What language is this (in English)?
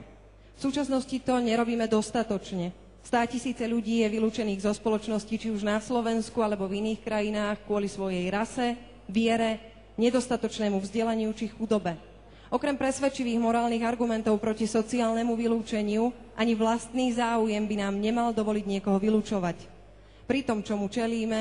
Slovak